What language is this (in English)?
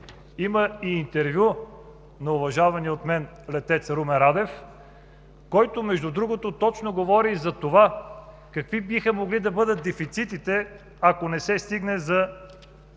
Bulgarian